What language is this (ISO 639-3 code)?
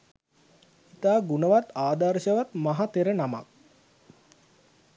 sin